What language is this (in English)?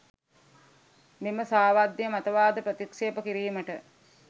Sinhala